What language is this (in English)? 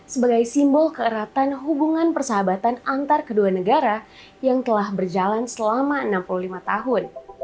Indonesian